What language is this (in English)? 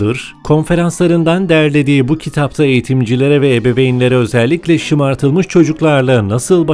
Turkish